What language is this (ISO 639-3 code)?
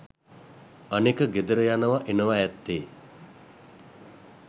sin